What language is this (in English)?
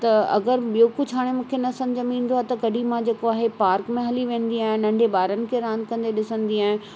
Sindhi